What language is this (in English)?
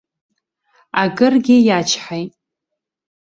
Abkhazian